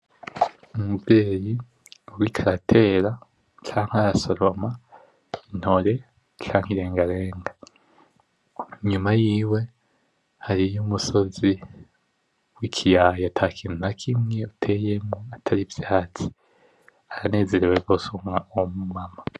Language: Rundi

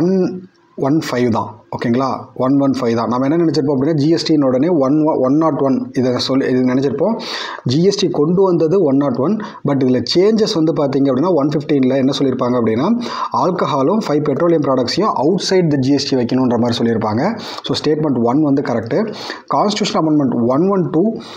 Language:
Tamil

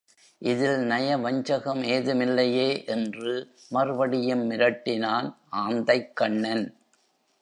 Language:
Tamil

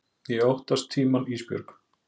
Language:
Icelandic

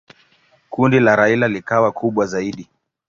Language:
Swahili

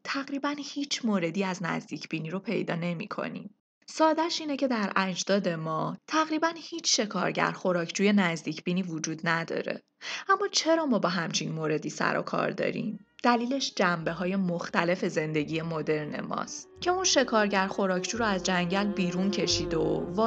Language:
Persian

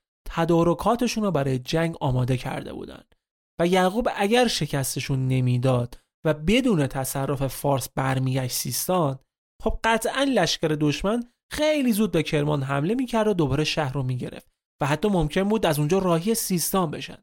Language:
Persian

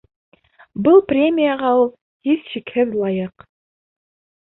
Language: Bashkir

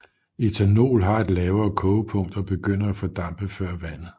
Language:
Danish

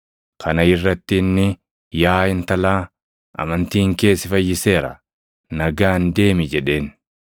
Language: Oromo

